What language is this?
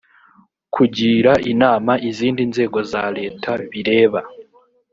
Kinyarwanda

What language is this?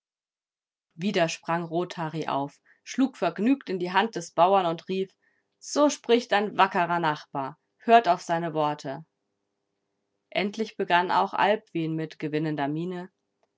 German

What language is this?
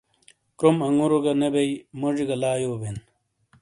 Shina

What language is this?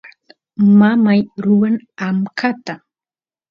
Santiago del Estero Quichua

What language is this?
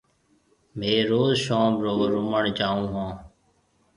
Marwari (Pakistan)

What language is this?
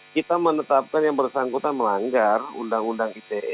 Indonesian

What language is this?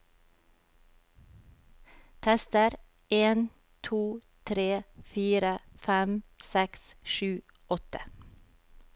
Norwegian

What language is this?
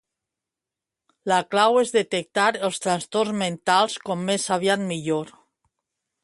Catalan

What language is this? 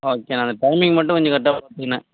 Tamil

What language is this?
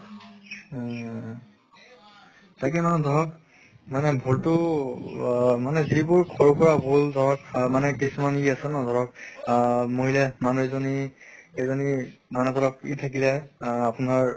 Assamese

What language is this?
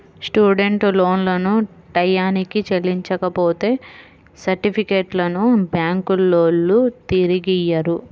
Telugu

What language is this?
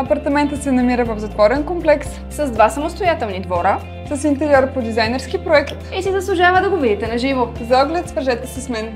Bulgarian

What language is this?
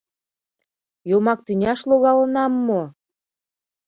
Mari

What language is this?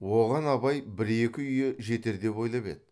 Kazakh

